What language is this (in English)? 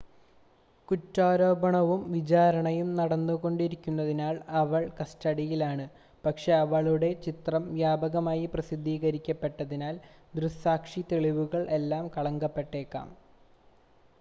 Malayalam